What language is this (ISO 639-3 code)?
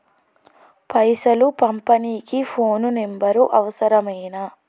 tel